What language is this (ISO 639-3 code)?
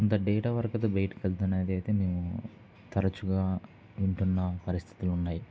tel